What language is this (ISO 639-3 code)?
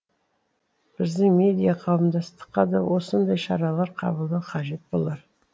kaz